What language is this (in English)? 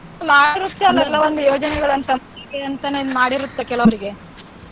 Kannada